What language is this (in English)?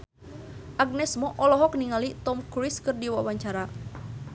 Sundanese